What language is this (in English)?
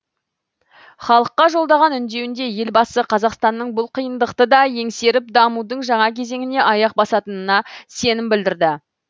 Kazakh